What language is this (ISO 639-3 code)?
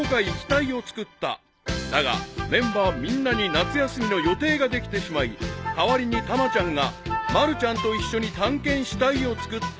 jpn